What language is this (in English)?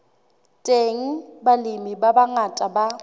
Southern Sotho